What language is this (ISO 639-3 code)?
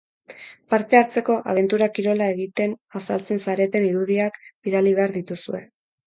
eus